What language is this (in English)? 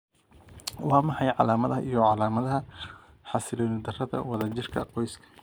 Somali